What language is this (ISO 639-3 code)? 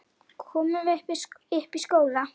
isl